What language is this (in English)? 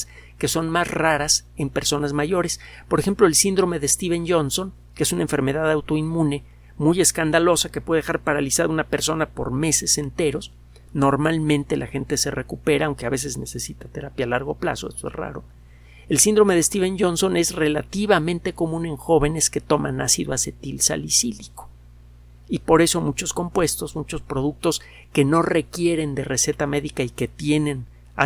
Spanish